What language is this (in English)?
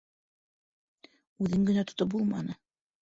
Bashkir